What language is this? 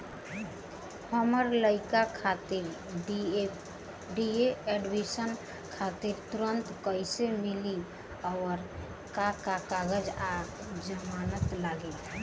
Bhojpuri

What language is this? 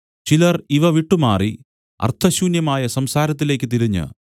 Malayalam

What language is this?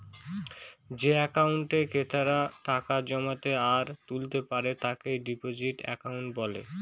Bangla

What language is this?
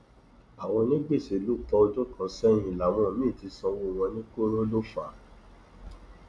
Yoruba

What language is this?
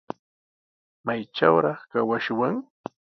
Sihuas Ancash Quechua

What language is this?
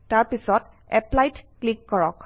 Assamese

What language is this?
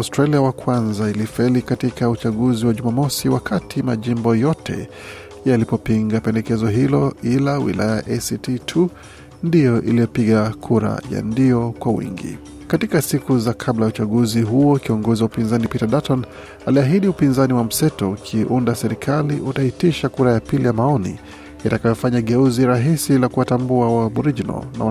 Swahili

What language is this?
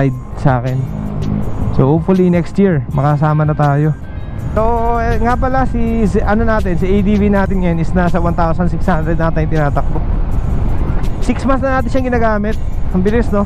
Filipino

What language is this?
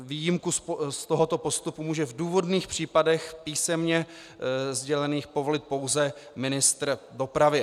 Czech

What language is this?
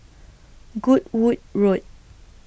English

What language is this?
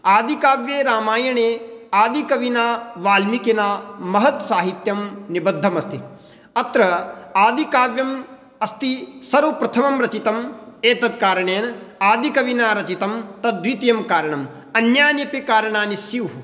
Sanskrit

